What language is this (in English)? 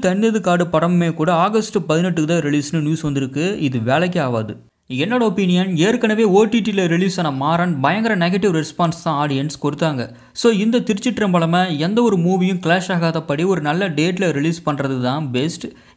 Romanian